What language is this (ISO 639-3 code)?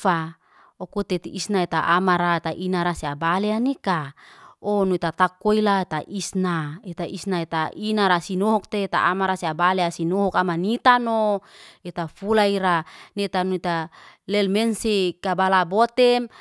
ste